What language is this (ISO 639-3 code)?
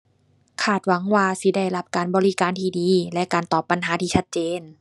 tha